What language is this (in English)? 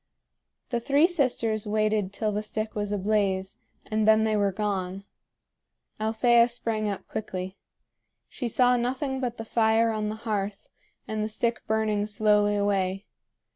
English